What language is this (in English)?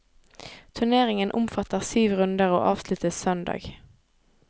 Norwegian